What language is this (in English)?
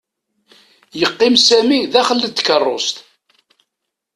Kabyle